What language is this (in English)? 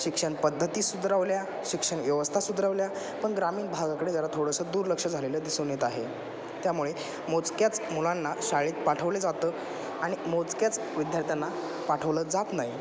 Marathi